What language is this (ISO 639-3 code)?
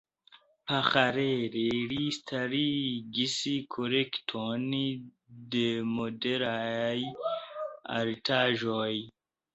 epo